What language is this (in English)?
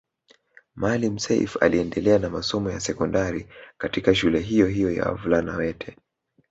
Swahili